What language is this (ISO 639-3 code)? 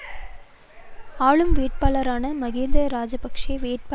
tam